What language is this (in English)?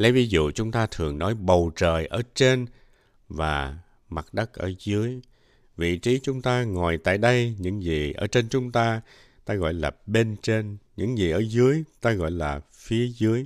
Vietnamese